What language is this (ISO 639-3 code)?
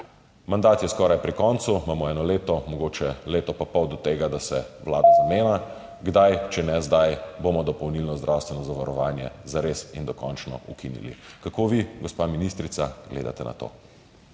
slv